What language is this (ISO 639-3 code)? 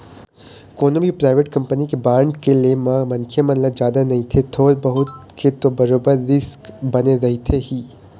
hne